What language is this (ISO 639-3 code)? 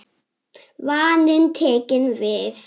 isl